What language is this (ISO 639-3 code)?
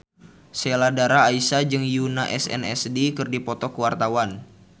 sun